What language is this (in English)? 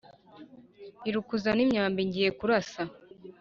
Kinyarwanda